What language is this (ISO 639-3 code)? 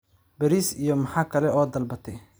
som